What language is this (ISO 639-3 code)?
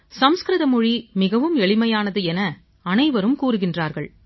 tam